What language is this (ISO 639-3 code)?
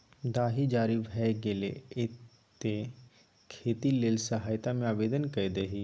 mai